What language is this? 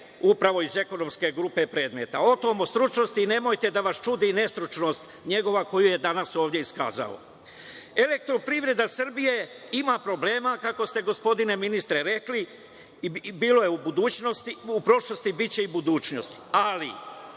Serbian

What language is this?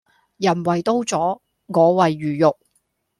Cantonese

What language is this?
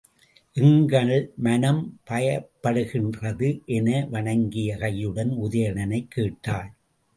Tamil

